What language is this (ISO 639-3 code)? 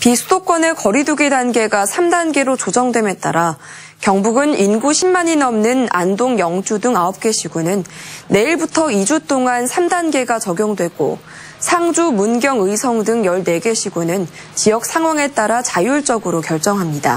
kor